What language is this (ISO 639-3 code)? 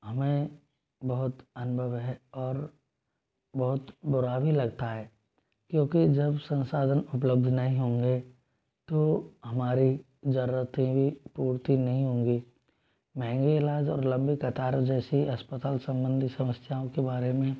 hin